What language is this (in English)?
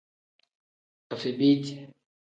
Tem